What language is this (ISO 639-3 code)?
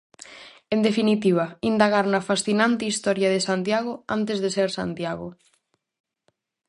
glg